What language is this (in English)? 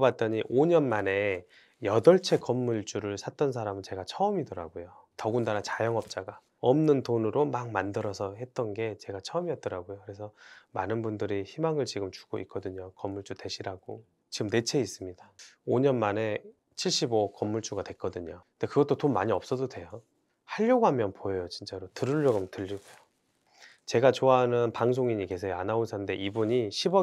Korean